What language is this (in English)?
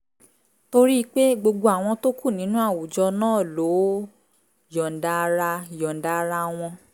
Yoruba